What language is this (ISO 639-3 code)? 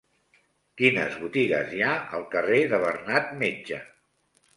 cat